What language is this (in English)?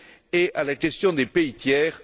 French